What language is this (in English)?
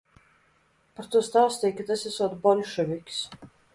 Latvian